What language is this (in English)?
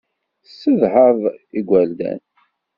Kabyle